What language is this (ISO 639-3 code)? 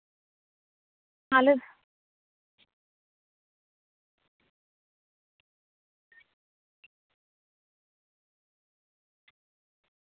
sat